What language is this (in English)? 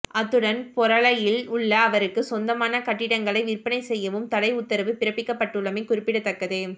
Tamil